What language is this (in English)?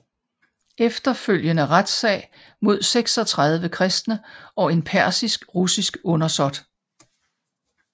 Danish